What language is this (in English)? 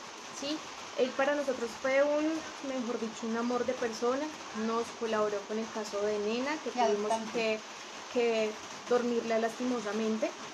Spanish